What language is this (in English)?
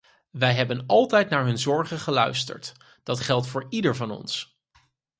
Dutch